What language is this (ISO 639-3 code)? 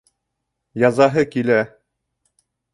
bak